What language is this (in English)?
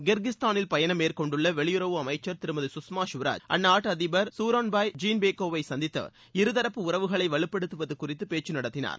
Tamil